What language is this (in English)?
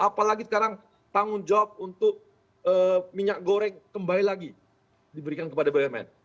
Indonesian